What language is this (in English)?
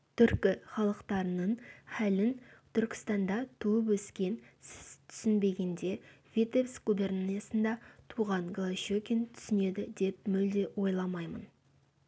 Kazakh